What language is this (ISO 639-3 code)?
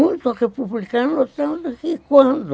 por